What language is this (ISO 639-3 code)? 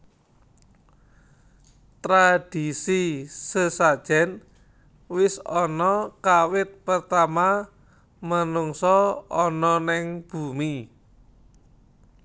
jav